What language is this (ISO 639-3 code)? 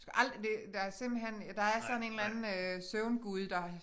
dan